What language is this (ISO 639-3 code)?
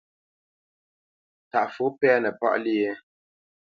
bce